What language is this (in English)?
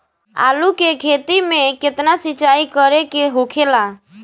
Bhojpuri